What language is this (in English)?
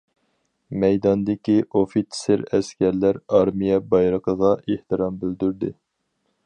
Uyghur